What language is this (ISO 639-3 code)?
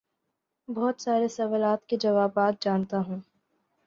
urd